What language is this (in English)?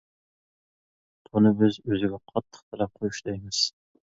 Uyghur